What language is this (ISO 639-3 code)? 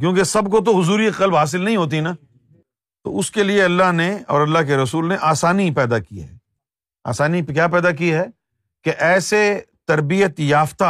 urd